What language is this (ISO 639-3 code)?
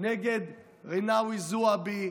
heb